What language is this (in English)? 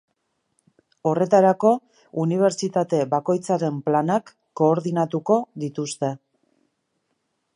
Basque